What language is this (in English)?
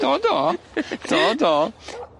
Welsh